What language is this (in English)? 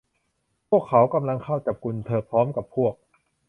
Thai